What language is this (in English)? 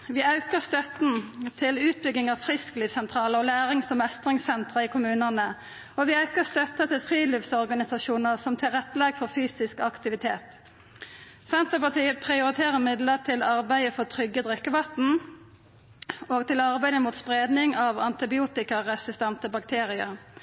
Norwegian Nynorsk